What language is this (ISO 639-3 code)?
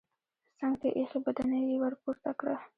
pus